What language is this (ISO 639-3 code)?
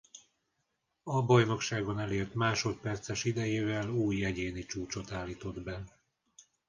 hun